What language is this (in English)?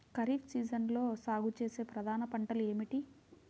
Telugu